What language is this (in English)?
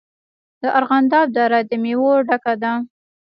Pashto